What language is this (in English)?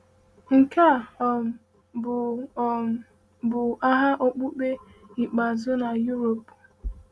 Igbo